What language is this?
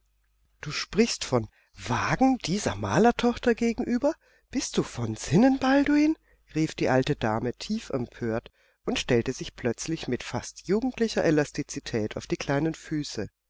German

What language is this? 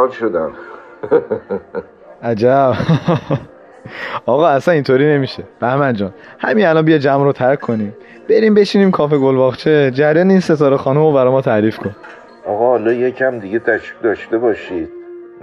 Persian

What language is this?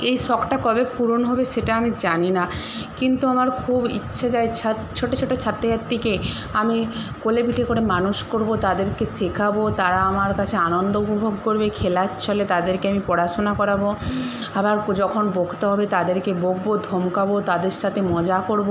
Bangla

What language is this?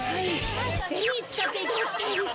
Japanese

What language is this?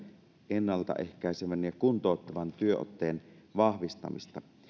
Finnish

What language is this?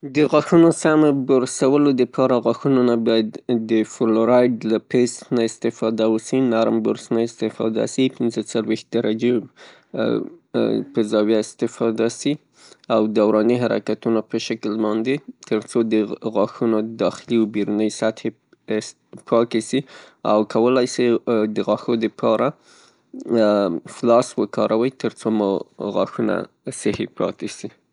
Pashto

